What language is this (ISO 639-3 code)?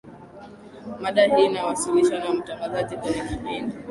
swa